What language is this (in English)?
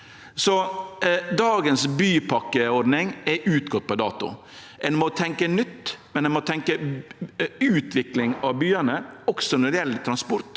Norwegian